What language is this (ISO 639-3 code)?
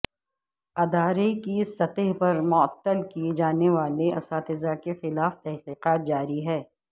urd